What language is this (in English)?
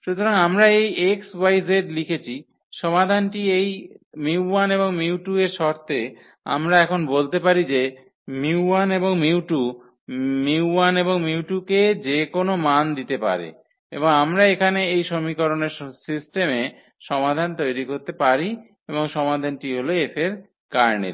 Bangla